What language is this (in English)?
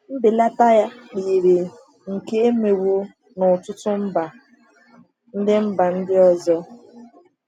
Igbo